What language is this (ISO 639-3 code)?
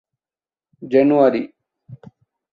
div